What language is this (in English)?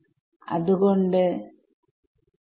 Malayalam